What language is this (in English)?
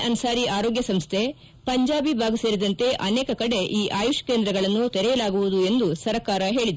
Kannada